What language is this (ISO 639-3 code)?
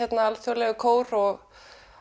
isl